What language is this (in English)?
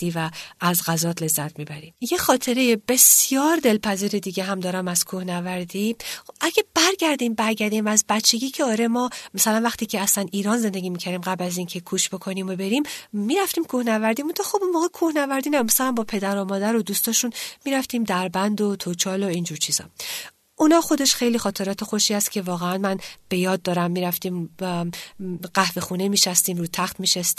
Persian